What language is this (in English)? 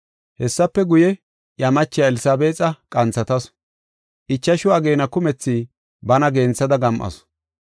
Gofa